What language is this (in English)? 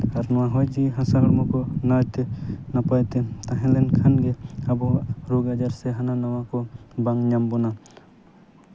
Santali